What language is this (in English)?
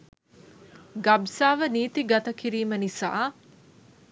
Sinhala